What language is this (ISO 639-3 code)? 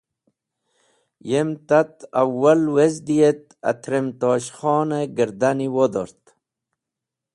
wbl